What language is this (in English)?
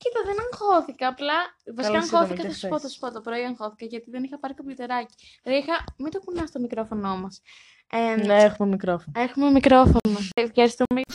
Greek